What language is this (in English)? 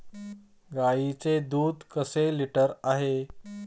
Marathi